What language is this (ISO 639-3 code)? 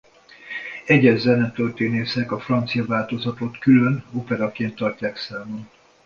hun